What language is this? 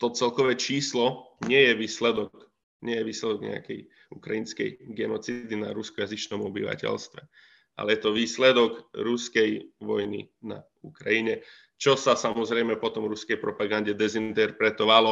Slovak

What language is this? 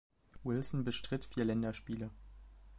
German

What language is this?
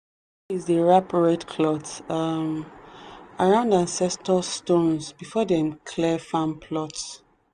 Nigerian Pidgin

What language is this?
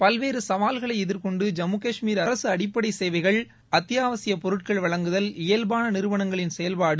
Tamil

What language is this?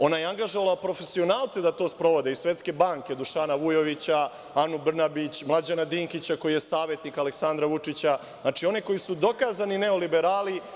Serbian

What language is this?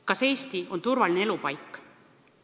Estonian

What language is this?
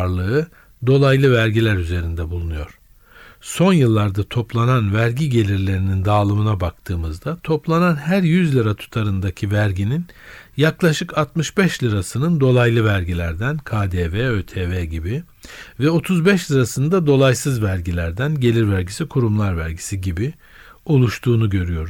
Turkish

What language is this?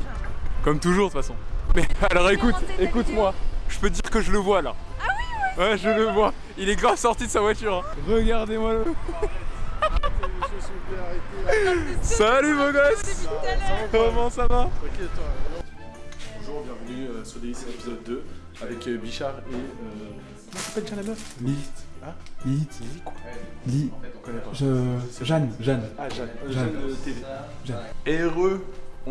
French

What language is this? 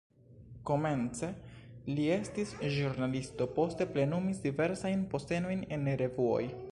Esperanto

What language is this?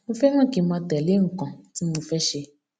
Yoruba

